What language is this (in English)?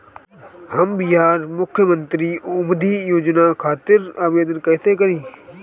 Bhojpuri